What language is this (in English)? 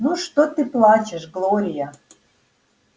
Russian